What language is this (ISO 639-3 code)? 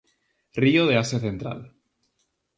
glg